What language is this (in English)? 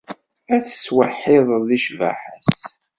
Kabyle